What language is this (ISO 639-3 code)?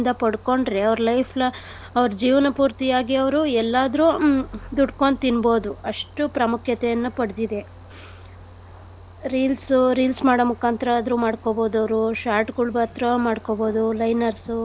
kan